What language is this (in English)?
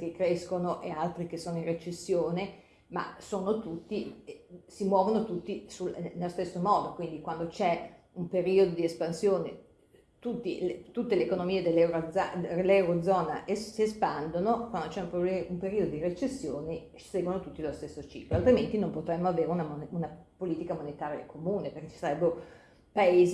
Italian